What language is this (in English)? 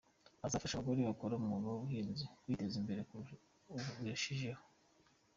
Kinyarwanda